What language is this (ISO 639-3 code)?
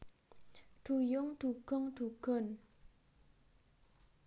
jav